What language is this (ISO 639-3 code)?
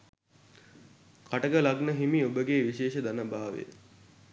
sin